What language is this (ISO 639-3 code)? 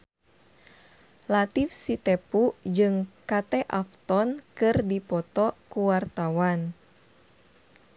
sun